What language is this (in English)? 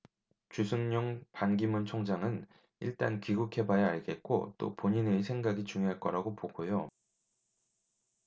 Korean